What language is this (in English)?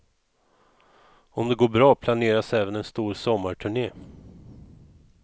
Swedish